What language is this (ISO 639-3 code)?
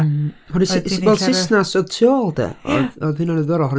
cym